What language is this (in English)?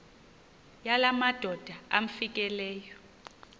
Xhosa